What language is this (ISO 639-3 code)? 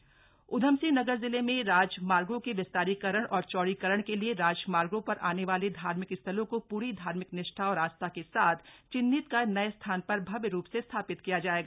hin